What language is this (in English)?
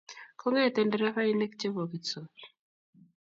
Kalenjin